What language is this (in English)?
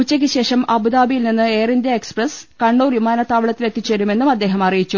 Malayalam